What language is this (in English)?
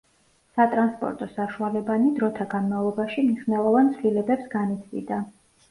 Georgian